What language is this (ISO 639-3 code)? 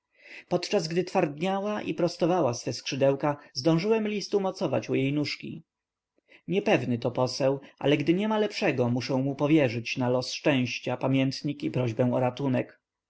pol